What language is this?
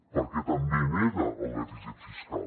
Catalan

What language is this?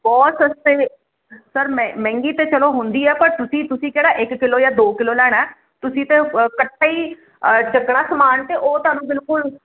Punjabi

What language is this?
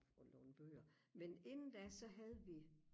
Danish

